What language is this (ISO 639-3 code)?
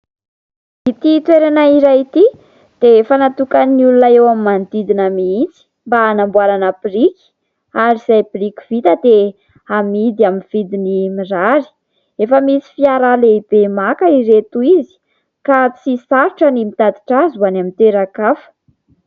mlg